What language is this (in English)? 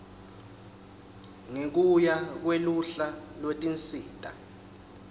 Swati